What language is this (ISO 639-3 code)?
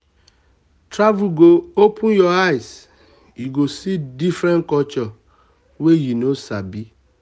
pcm